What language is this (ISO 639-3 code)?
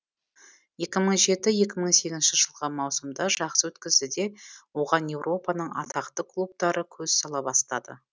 kaz